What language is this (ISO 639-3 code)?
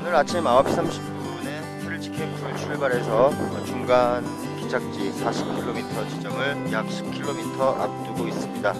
kor